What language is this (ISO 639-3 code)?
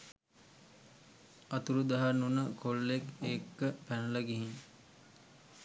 sin